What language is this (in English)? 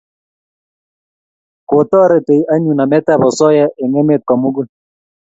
Kalenjin